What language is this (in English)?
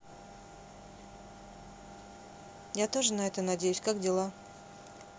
Russian